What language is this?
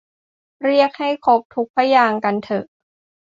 Thai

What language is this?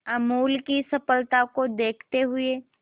Hindi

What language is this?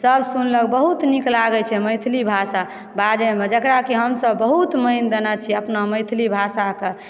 Maithili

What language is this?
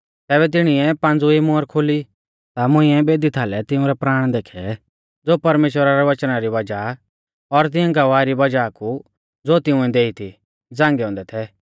Mahasu Pahari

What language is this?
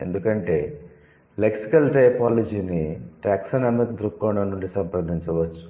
Telugu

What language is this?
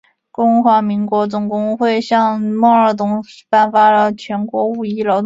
Chinese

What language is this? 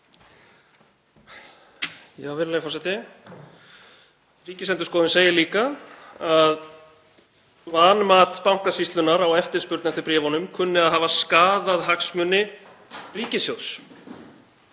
Icelandic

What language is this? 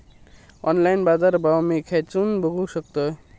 Marathi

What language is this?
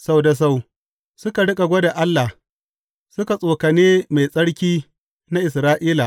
Hausa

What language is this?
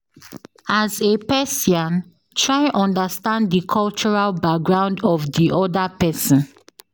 Nigerian Pidgin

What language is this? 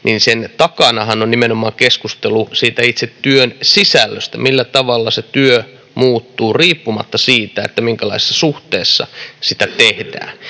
Finnish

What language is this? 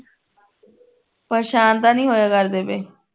Punjabi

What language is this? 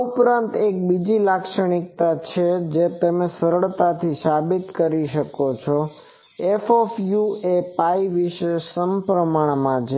Gujarati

